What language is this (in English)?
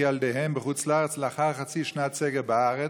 Hebrew